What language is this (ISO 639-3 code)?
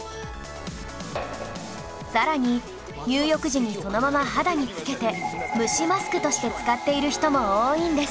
jpn